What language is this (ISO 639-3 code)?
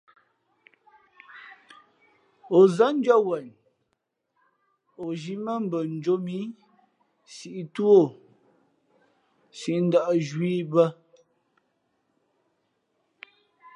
fmp